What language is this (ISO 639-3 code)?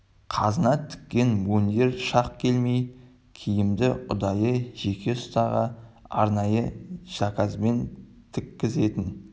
kaz